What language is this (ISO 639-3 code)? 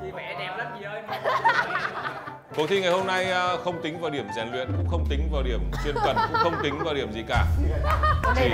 vie